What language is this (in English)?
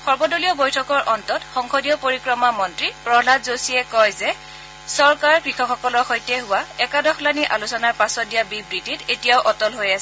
Assamese